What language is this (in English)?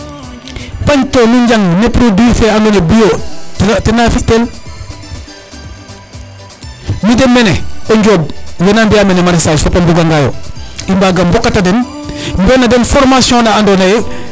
Serer